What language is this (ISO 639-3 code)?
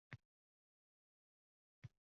uzb